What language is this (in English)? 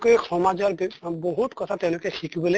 Assamese